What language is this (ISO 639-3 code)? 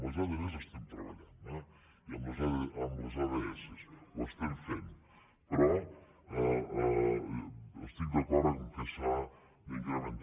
cat